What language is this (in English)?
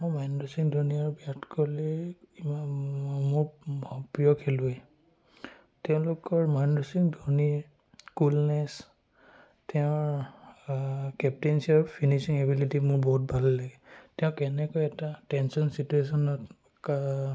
Assamese